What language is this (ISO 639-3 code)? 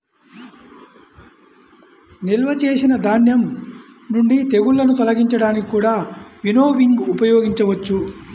tel